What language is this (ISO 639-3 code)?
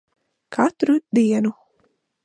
lav